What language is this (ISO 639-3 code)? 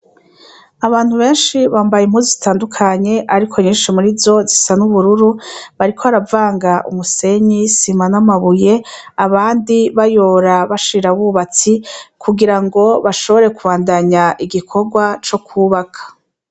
run